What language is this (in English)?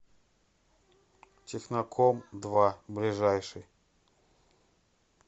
Russian